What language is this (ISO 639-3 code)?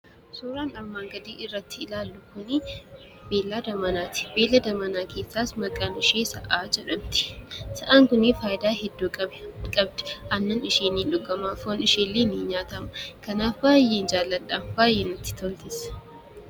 orm